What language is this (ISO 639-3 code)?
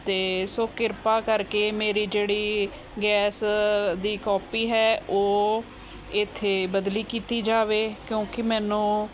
pan